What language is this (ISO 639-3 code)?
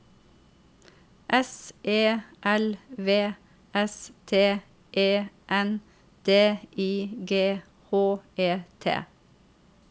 nor